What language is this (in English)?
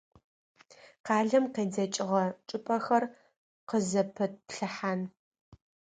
Adyghe